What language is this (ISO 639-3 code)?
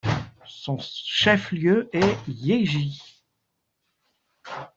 fra